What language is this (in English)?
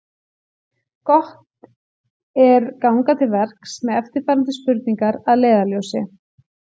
Icelandic